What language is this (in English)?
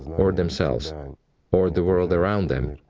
English